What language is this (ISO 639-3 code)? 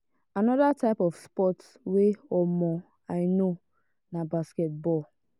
pcm